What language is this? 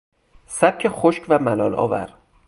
Persian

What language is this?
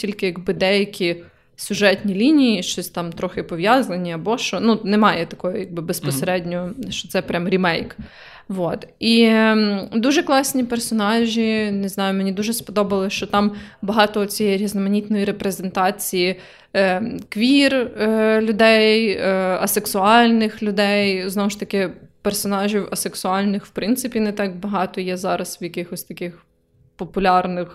Ukrainian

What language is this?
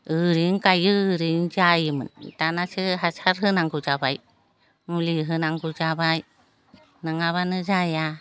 Bodo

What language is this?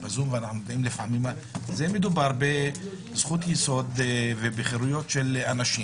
Hebrew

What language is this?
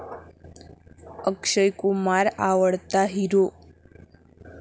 Marathi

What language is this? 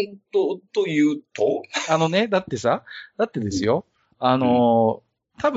Japanese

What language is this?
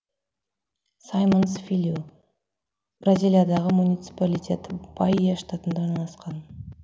Kazakh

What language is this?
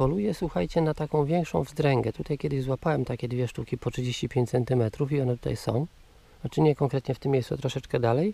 Polish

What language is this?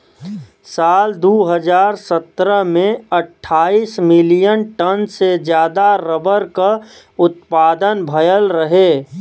Bhojpuri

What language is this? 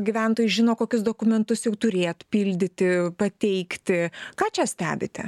Lithuanian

